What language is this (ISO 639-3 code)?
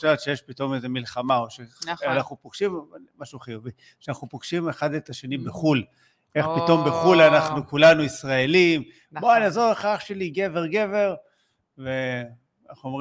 heb